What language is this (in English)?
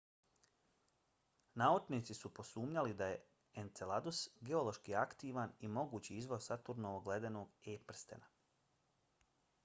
Bosnian